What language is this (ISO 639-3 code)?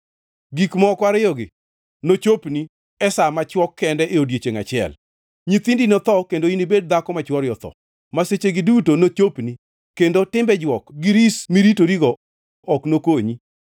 luo